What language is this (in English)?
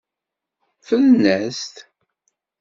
Kabyle